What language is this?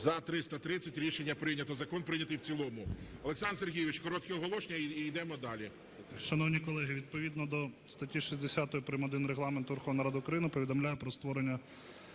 Ukrainian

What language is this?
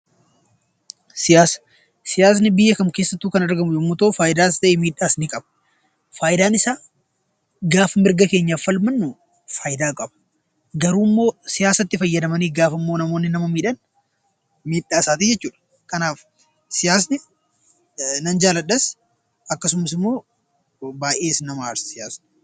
Oromo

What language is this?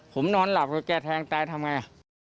Thai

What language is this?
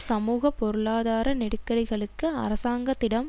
Tamil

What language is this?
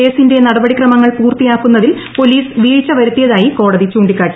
Malayalam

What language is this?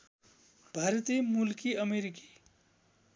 Nepali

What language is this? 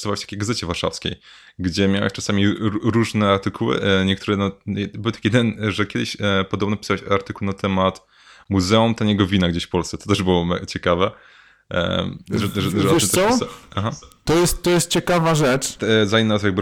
Polish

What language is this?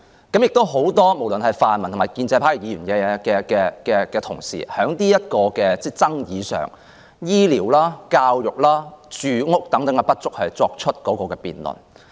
Cantonese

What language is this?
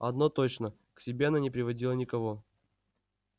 Russian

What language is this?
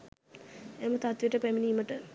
Sinhala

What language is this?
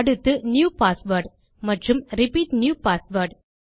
Tamil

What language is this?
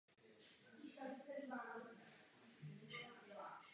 Czech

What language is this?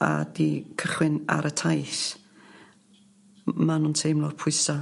Welsh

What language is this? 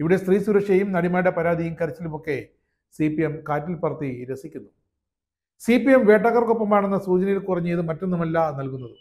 Malayalam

